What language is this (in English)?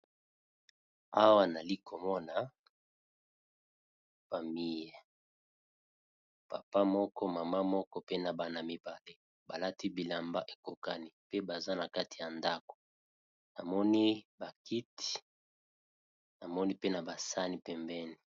Lingala